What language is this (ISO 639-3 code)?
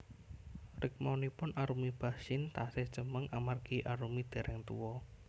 jav